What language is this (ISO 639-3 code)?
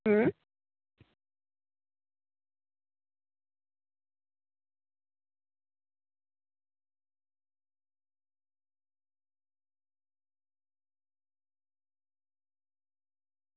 guj